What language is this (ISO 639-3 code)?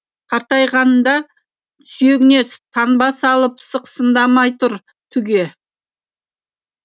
kaz